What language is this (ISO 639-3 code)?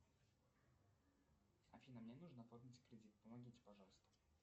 rus